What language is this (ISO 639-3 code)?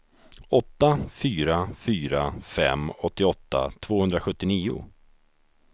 swe